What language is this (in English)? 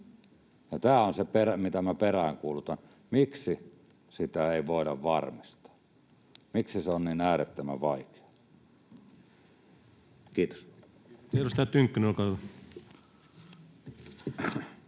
Finnish